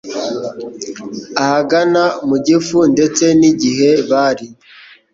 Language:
Kinyarwanda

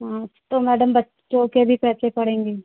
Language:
Hindi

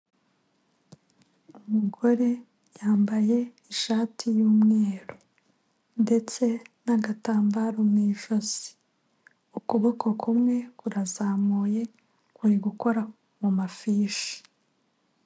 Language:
Kinyarwanda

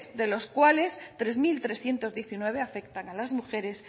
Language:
Spanish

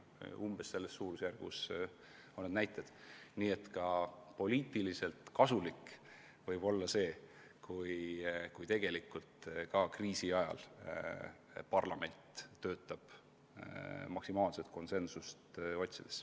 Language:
Estonian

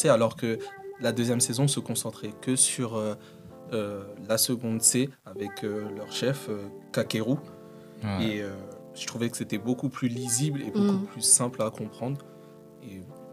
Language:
French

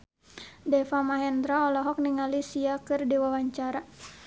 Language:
Sundanese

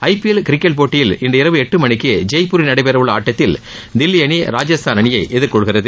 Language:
Tamil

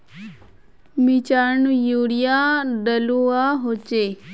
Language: Magahi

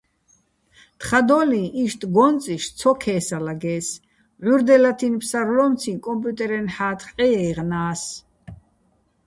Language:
Bats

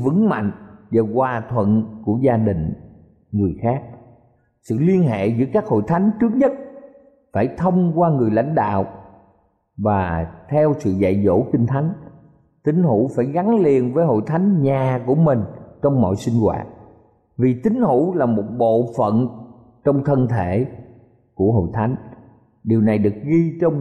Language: Vietnamese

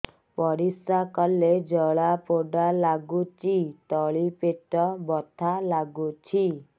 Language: Odia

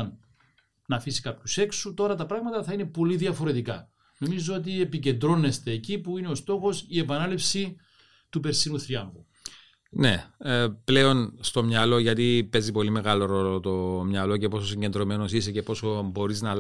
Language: Greek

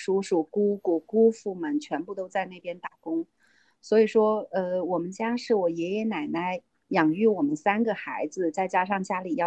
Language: Chinese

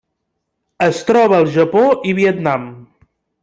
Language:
Catalan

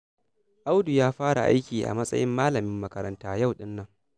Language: Hausa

